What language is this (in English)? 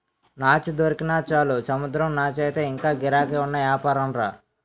Telugu